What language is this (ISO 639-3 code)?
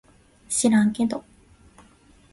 jpn